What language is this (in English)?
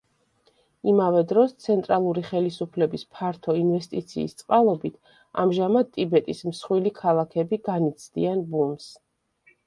Georgian